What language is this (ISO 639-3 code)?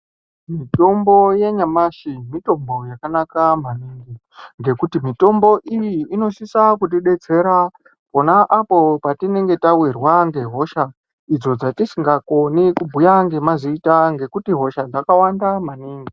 ndc